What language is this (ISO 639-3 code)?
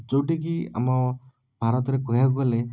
ori